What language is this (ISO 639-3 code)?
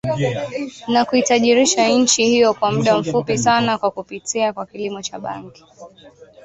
swa